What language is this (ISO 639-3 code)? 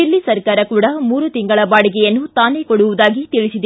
kan